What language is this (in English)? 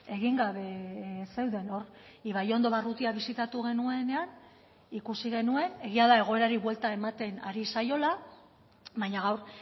Basque